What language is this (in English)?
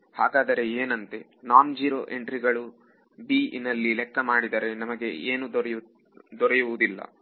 Kannada